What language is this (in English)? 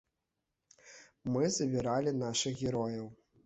Belarusian